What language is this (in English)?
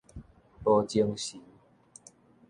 Min Nan Chinese